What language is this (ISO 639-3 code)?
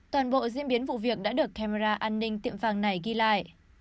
vie